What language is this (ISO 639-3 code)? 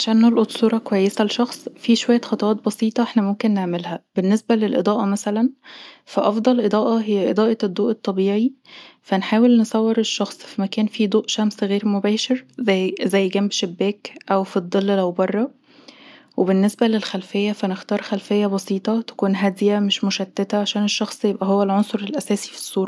arz